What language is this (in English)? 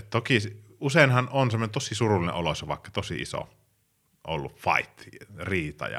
Finnish